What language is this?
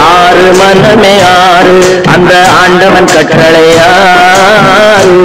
Tamil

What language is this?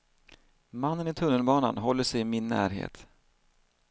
Swedish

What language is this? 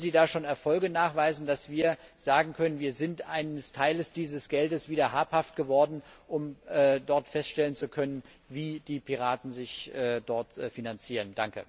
German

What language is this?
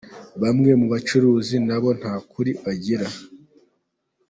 Kinyarwanda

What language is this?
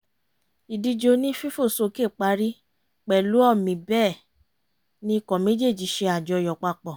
Yoruba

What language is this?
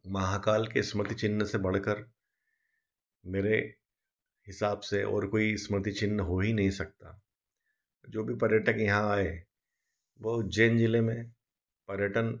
Hindi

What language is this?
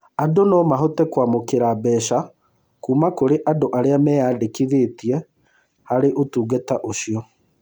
Kikuyu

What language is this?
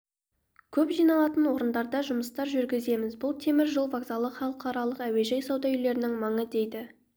Kazakh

